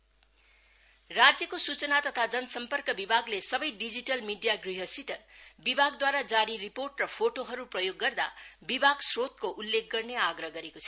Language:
Nepali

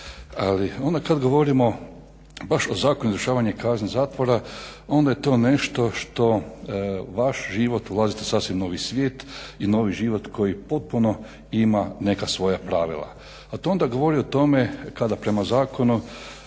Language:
Croatian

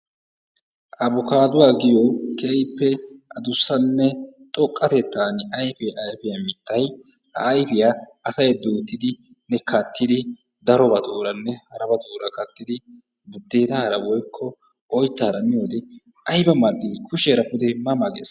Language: Wolaytta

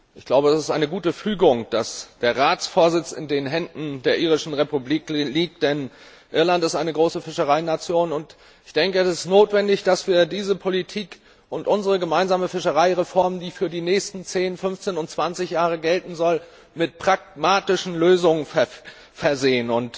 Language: German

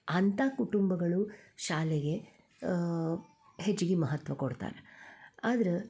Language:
Kannada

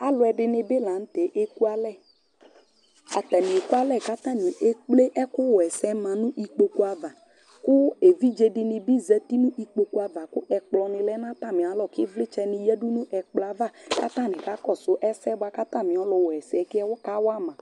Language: Ikposo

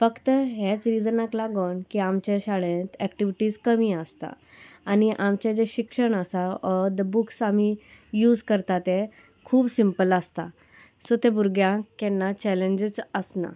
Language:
Konkani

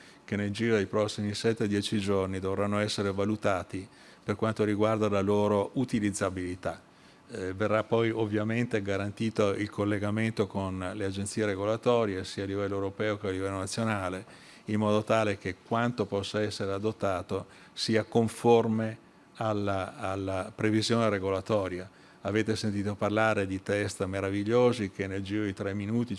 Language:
Italian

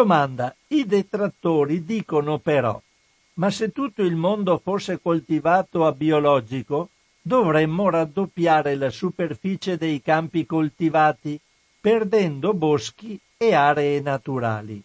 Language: Italian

